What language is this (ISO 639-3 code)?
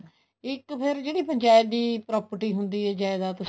pan